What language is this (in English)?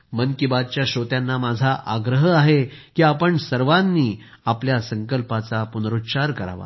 Marathi